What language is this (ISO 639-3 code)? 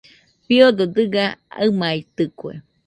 hux